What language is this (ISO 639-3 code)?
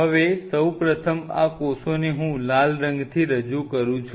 guj